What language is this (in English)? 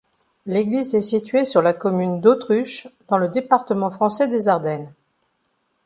French